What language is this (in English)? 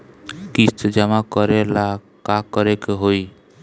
Bhojpuri